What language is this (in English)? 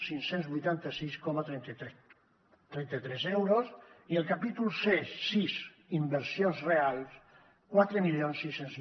Catalan